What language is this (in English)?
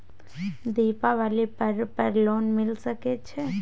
Maithili